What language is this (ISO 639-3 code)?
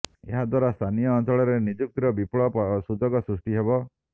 ori